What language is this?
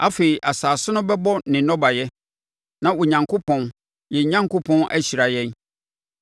Akan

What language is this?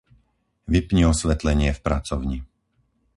Slovak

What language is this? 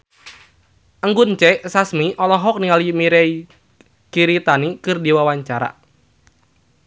Sundanese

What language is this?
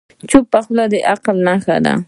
Pashto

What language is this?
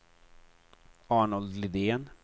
Swedish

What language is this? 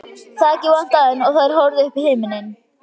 Icelandic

